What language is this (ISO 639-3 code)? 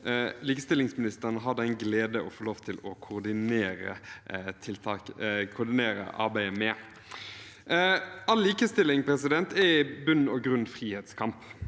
nor